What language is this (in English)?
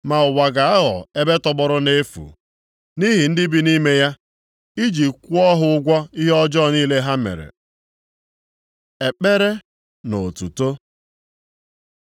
Igbo